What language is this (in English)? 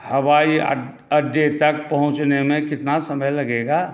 Maithili